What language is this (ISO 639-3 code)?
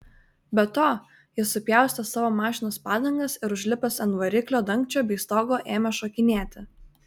lit